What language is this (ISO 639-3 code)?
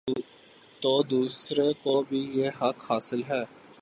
urd